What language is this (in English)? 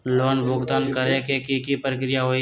Magahi